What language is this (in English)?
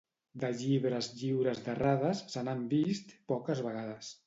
Catalan